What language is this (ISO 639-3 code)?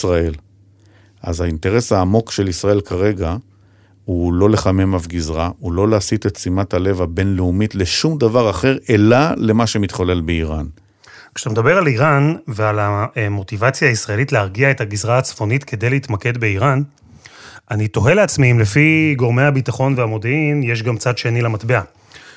heb